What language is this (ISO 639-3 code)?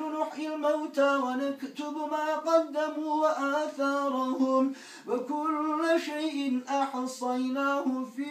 ara